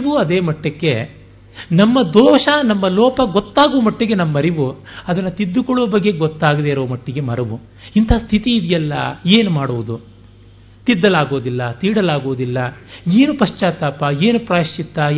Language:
Kannada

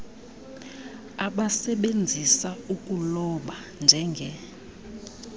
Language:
Xhosa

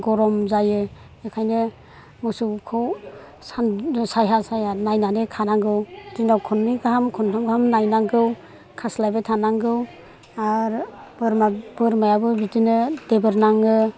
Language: Bodo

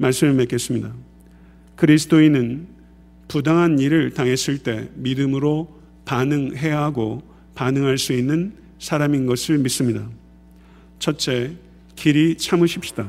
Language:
Korean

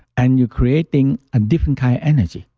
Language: English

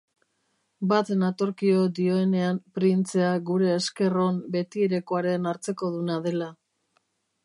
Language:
Basque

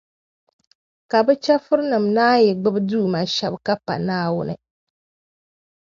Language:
Dagbani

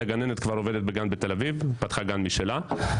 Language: Hebrew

